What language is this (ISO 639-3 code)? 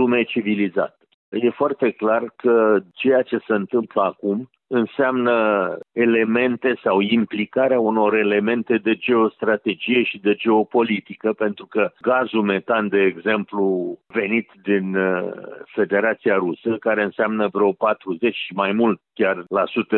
ron